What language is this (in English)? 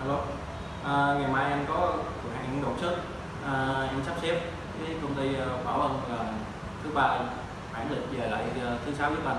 Vietnamese